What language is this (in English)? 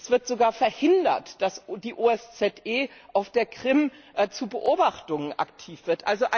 German